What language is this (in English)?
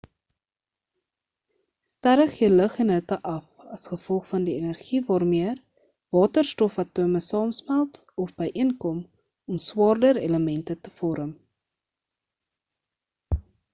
Afrikaans